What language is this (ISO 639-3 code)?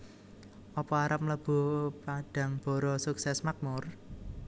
jav